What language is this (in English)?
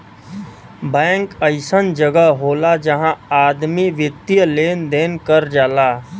Bhojpuri